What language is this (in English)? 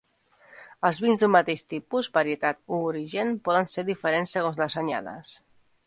Catalan